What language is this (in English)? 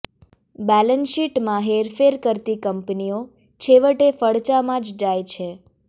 Gujarati